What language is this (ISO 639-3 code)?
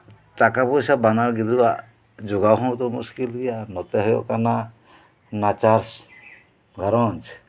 sat